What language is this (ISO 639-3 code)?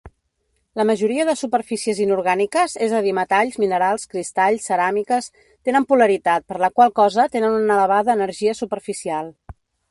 cat